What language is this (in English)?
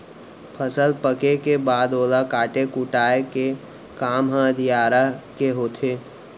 Chhattisgarhi